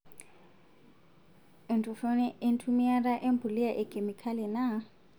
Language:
Masai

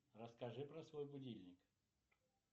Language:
Russian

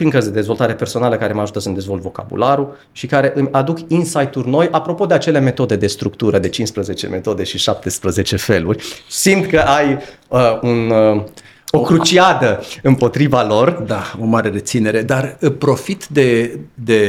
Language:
Romanian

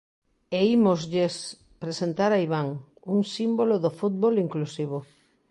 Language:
Galician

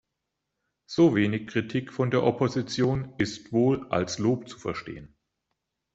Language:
German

